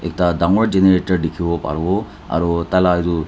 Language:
Naga Pidgin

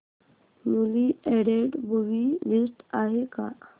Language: Marathi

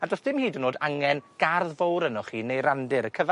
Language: Welsh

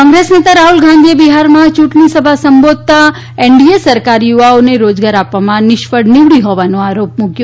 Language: Gujarati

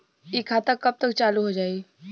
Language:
Bhojpuri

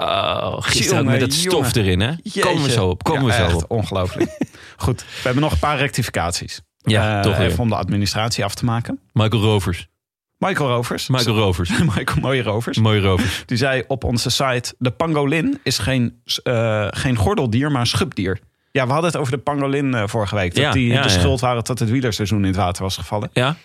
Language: Dutch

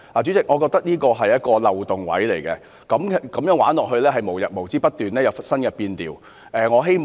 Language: Cantonese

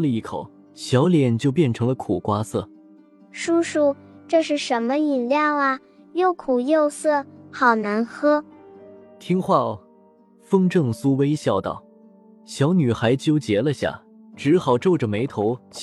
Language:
Chinese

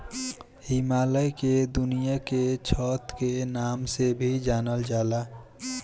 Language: Bhojpuri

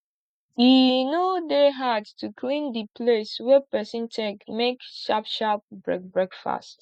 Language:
Nigerian Pidgin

